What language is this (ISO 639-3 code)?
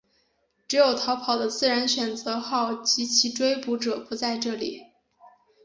zho